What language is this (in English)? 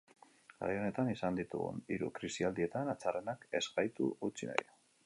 Basque